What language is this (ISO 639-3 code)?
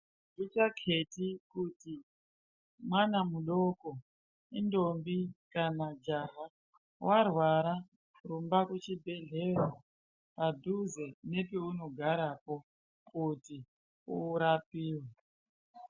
ndc